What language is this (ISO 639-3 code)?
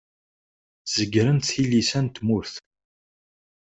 kab